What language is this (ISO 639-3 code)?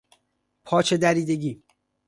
fas